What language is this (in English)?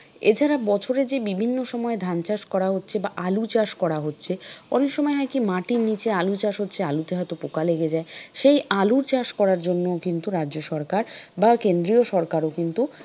Bangla